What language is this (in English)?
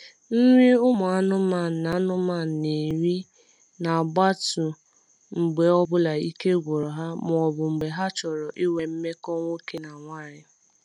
Igbo